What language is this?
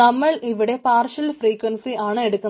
Malayalam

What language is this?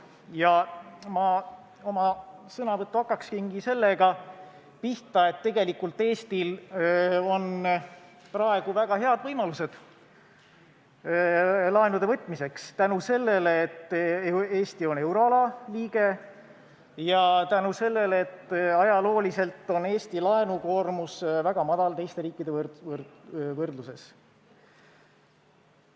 Estonian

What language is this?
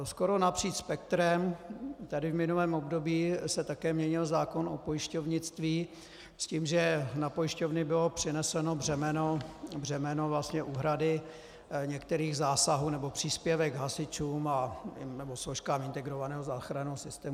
Czech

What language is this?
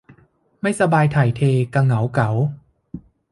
Thai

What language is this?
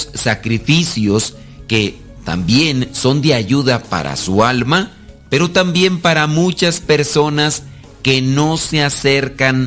Spanish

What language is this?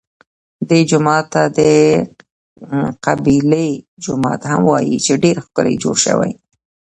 Pashto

